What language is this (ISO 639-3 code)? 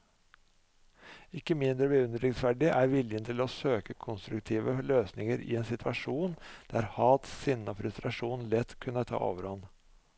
nor